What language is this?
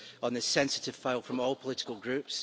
English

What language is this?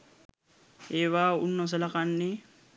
Sinhala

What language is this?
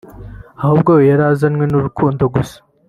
Kinyarwanda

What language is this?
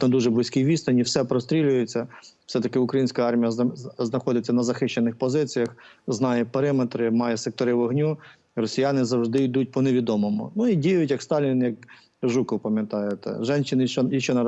Ukrainian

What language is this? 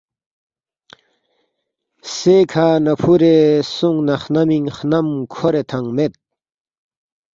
Balti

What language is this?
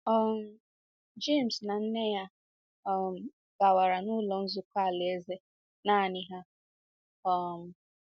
Igbo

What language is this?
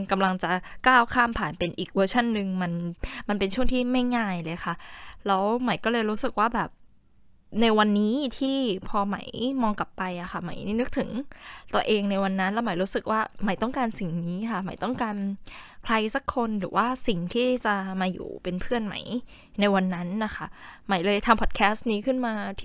Thai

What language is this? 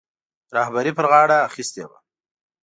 Pashto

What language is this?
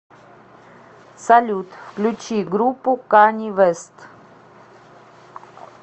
Russian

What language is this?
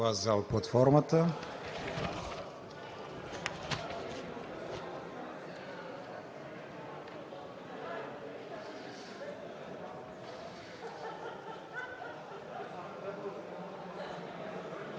Bulgarian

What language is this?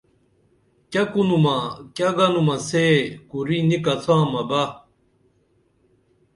Dameli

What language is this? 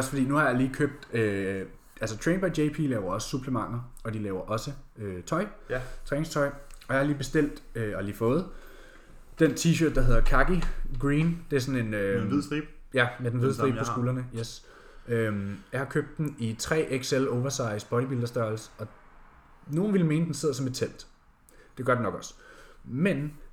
Danish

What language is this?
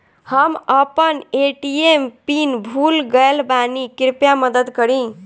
Bhojpuri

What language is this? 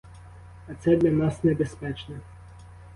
Ukrainian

